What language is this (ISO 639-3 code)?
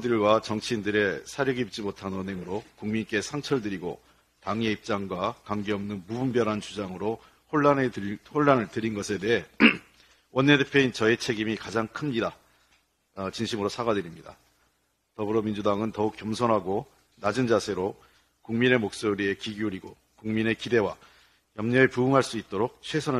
kor